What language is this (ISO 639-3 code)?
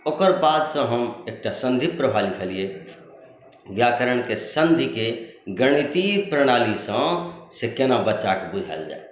mai